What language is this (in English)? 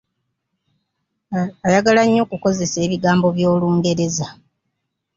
Ganda